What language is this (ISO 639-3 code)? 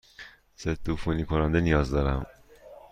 fas